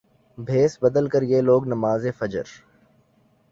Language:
Urdu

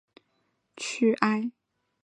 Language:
Chinese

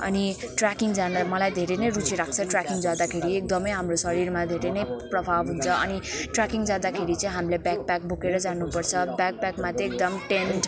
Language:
Nepali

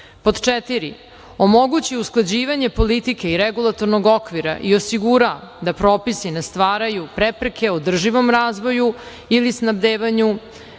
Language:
Serbian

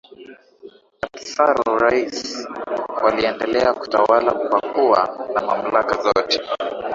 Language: Swahili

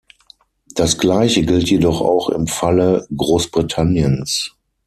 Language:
German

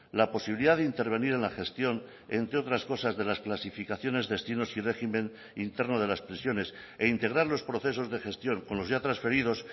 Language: Spanish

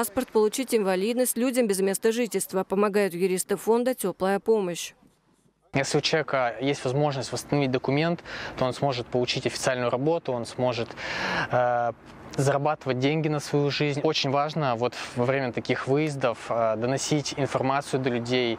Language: Russian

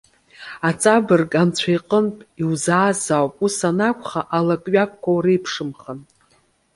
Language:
Abkhazian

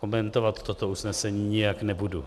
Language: Czech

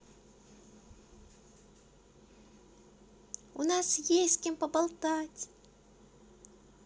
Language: Russian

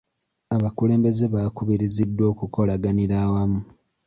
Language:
Ganda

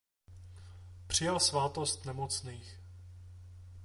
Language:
Czech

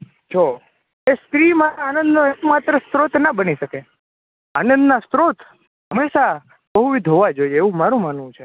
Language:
Gujarati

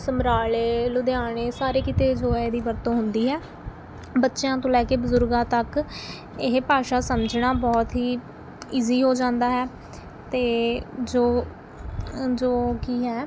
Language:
Punjabi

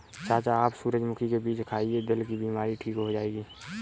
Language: Hindi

